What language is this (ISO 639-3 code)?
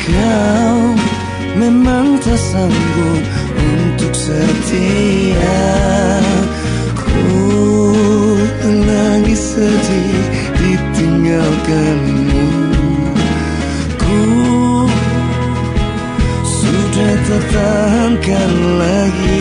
ron